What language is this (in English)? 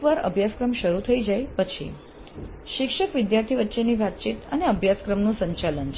Gujarati